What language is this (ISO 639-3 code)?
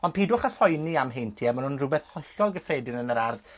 cym